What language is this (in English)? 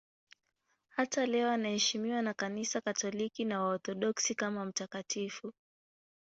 Swahili